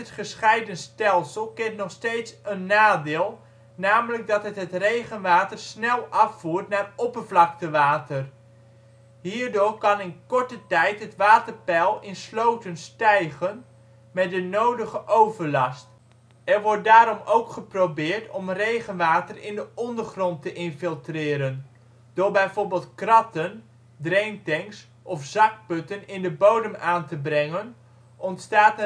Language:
Dutch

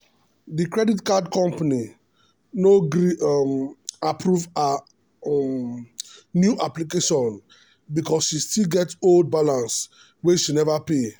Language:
Nigerian Pidgin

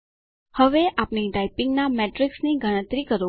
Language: Gujarati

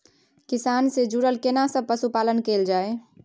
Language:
Maithili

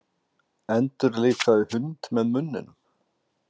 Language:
Icelandic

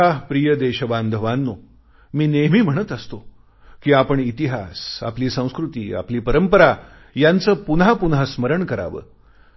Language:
Marathi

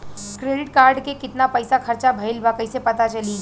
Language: Bhojpuri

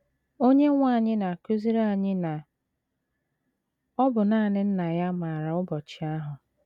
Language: Igbo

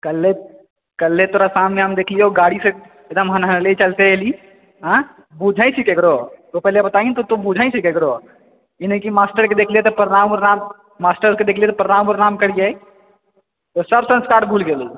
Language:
Maithili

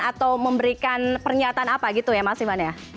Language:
Indonesian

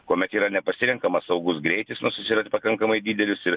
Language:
Lithuanian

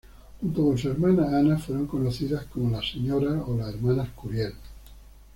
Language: Spanish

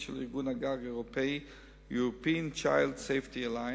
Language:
Hebrew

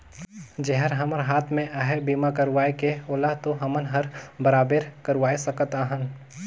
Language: Chhattisgarhi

